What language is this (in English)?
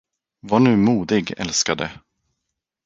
Swedish